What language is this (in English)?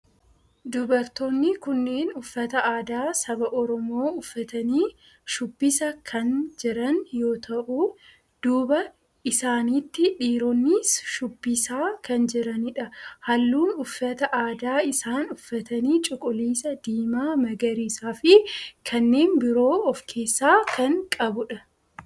Oromo